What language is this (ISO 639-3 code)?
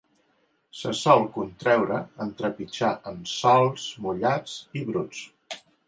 cat